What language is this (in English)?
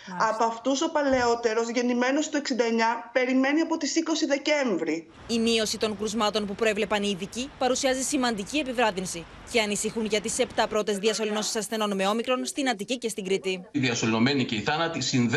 Greek